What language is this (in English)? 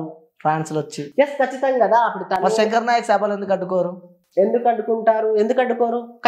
Telugu